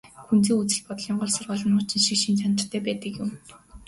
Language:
Mongolian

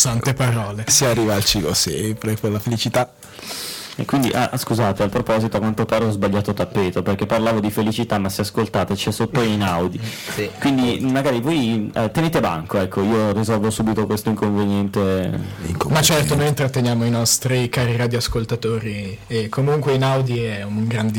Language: Italian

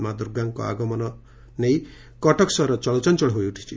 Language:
Odia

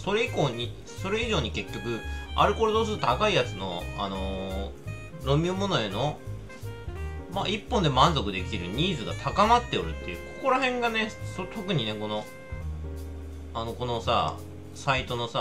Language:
Japanese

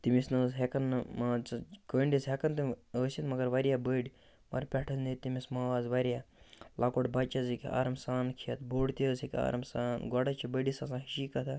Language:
Kashmiri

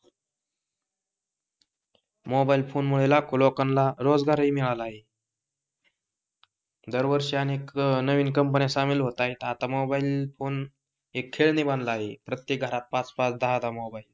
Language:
Marathi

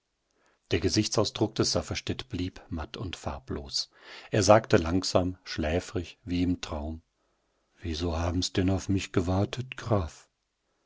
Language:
German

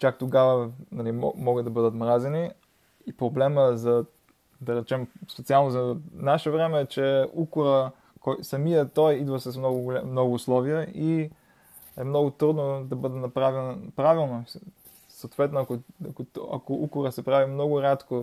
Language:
Bulgarian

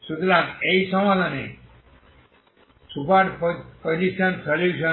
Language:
Bangla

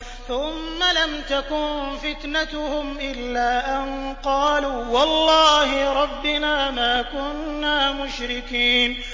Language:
Arabic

